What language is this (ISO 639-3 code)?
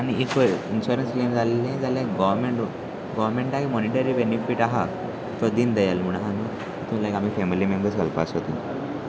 kok